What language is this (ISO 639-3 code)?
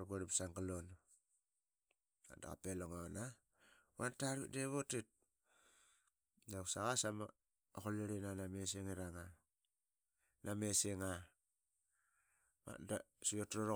byx